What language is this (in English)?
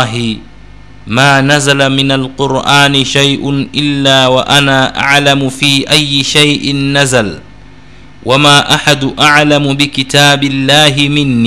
Swahili